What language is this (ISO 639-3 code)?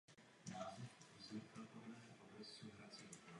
ces